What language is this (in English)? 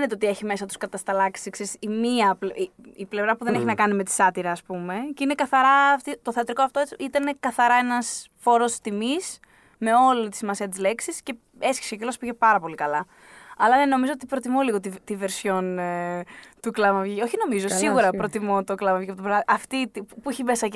Greek